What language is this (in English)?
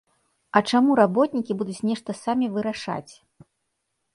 Belarusian